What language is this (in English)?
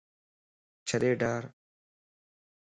Lasi